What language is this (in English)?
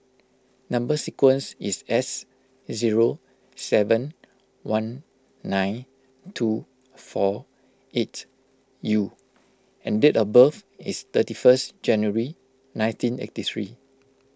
English